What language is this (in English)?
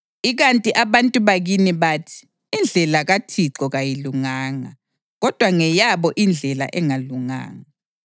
North Ndebele